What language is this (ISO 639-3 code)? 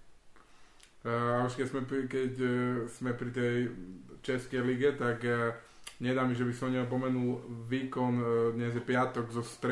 slk